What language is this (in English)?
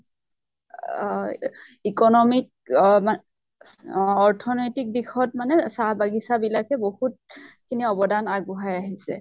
Assamese